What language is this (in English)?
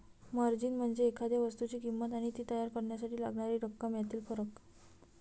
Marathi